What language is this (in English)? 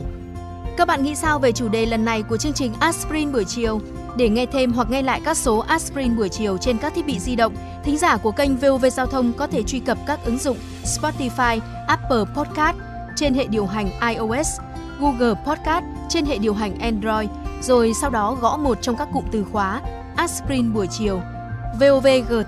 Vietnamese